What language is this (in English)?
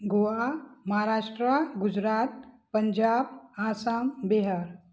Sindhi